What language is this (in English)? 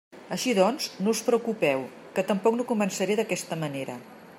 Catalan